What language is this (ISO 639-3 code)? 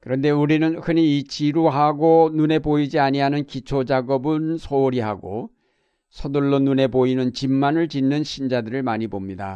kor